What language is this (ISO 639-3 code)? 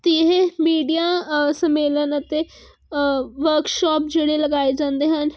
pan